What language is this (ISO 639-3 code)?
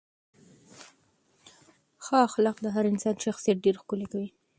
pus